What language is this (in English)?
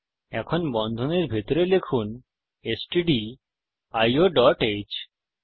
Bangla